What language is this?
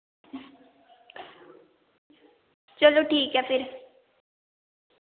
Dogri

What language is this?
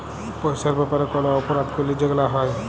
Bangla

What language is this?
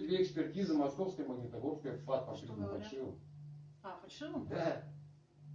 Russian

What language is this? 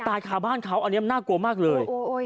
Thai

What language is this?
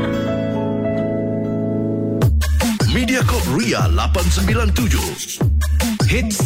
Malay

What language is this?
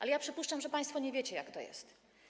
Polish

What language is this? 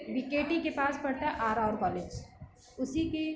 Hindi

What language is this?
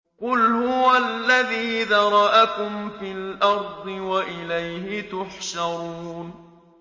Arabic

